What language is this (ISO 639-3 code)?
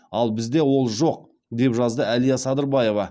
kaz